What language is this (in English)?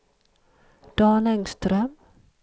Swedish